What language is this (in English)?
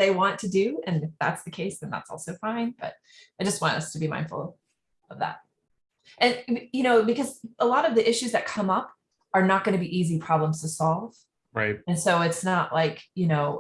English